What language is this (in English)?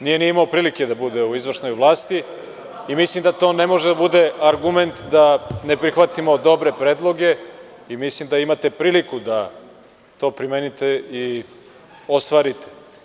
Serbian